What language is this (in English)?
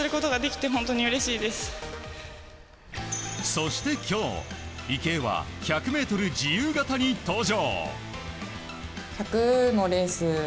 Japanese